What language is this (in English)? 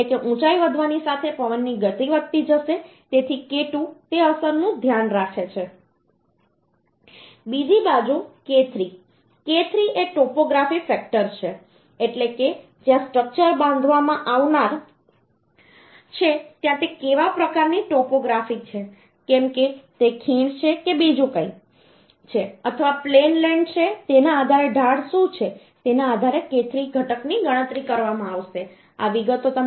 Gujarati